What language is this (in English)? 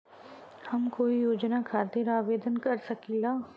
Bhojpuri